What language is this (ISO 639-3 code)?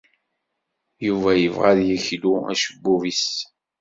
kab